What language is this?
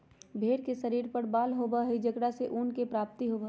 Magahi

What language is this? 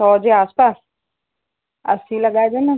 Sindhi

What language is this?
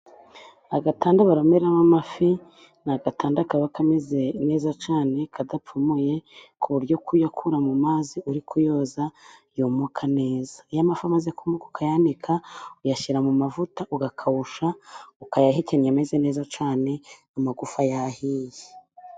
Kinyarwanda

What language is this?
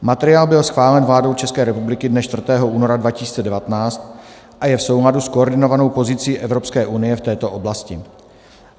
Czech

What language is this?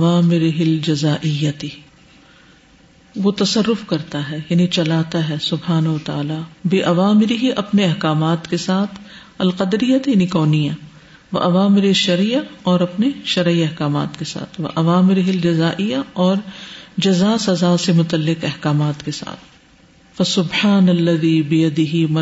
Urdu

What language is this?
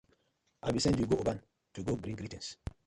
Nigerian Pidgin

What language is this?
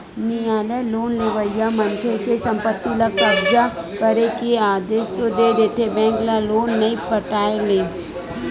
Chhattisgarhi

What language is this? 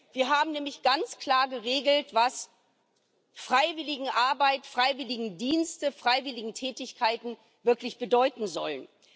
German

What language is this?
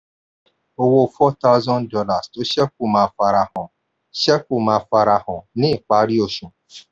Yoruba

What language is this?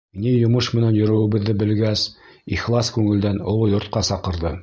Bashkir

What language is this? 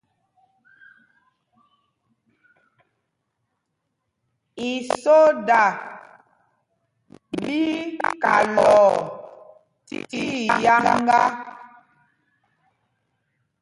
Mpumpong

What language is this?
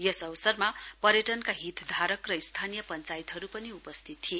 Nepali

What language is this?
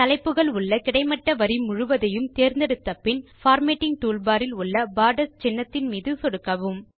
Tamil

